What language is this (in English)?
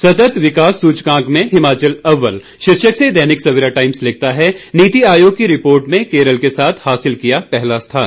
Hindi